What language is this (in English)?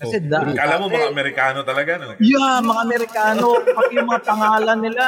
Filipino